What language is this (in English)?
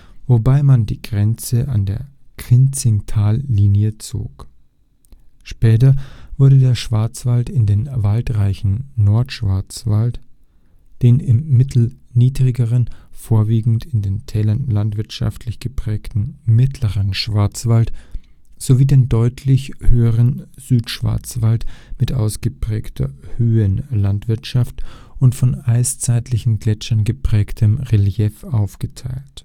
German